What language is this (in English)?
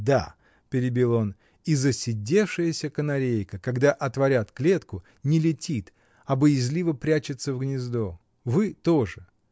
Russian